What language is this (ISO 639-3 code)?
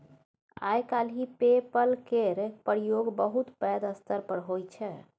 mai